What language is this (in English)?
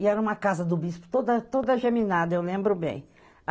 Portuguese